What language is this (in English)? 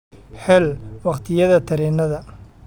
Somali